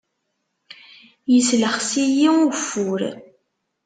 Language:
Kabyle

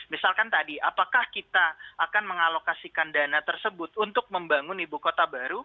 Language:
Indonesian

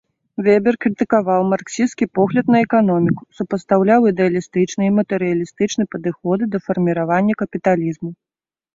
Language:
Belarusian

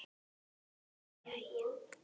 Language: Icelandic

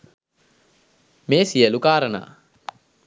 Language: Sinhala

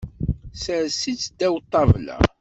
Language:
Kabyle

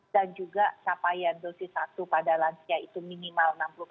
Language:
Indonesian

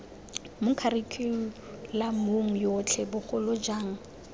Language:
Tswana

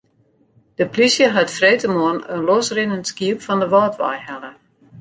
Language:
Western Frisian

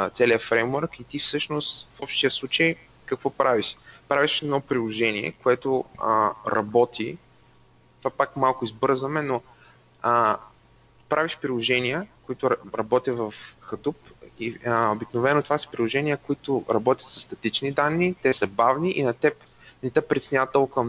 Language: Bulgarian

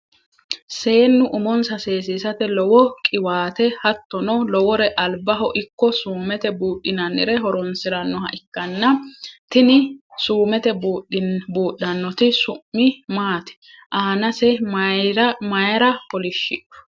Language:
Sidamo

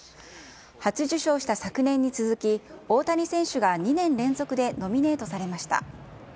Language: Japanese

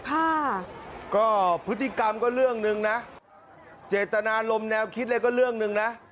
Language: Thai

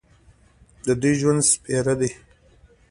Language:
Pashto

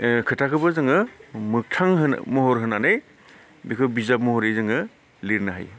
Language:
Bodo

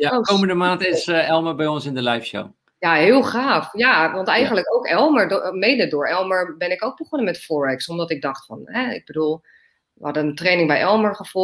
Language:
Dutch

